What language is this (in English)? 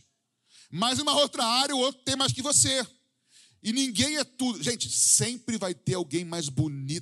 Portuguese